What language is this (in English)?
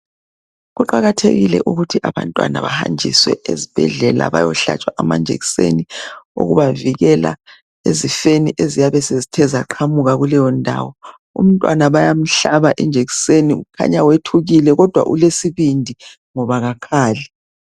North Ndebele